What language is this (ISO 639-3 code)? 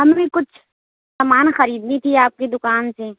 urd